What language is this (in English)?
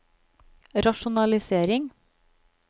Norwegian